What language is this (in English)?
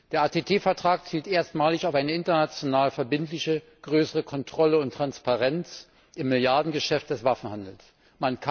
German